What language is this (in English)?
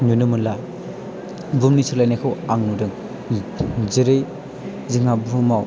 Bodo